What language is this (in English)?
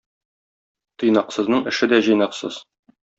Tatar